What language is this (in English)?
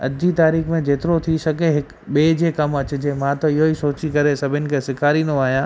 Sindhi